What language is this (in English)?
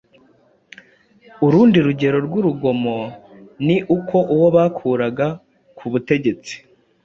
Kinyarwanda